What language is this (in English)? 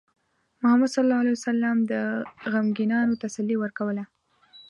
Pashto